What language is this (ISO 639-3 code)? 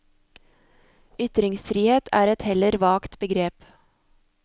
nor